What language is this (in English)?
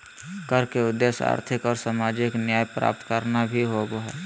Magahi